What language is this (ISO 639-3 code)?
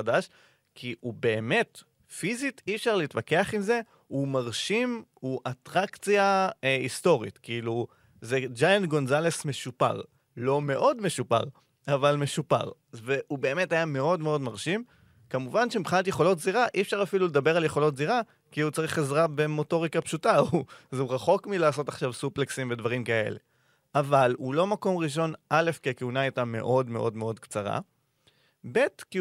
heb